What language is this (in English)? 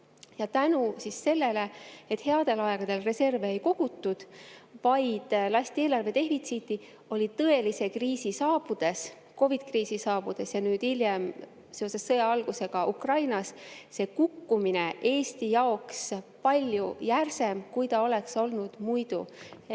Estonian